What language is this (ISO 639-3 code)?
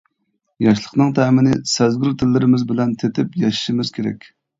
uig